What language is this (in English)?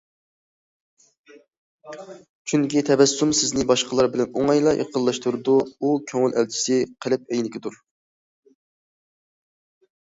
Uyghur